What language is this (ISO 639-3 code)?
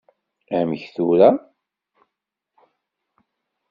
kab